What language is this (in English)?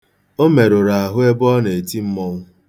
Igbo